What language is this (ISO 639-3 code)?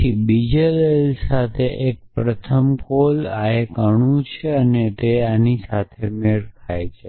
guj